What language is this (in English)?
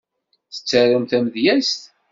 Kabyle